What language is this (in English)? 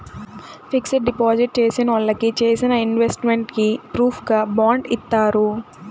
Telugu